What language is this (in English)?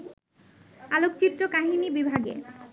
Bangla